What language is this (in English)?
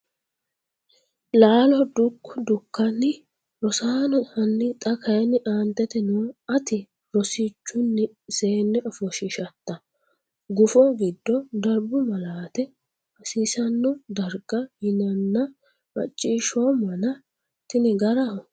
Sidamo